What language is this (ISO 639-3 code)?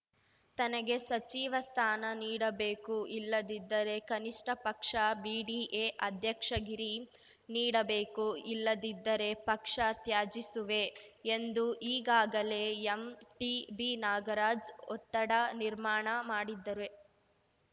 kan